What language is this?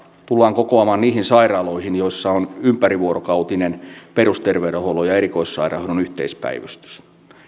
Finnish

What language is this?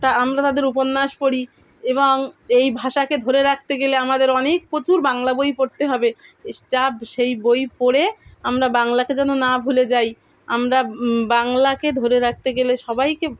Bangla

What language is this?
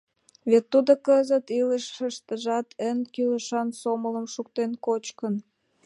Mari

